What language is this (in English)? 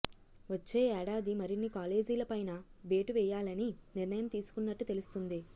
Telugu